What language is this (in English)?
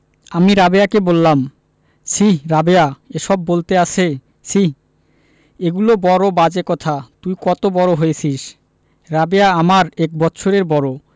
Bangla